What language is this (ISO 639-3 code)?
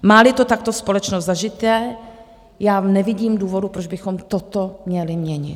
ces